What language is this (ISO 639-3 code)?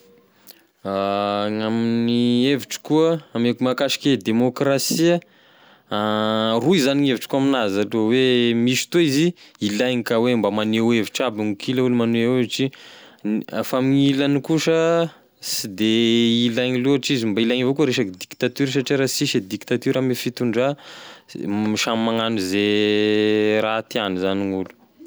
tkg